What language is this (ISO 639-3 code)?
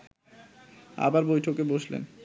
ben